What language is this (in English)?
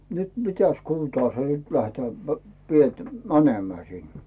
Finnish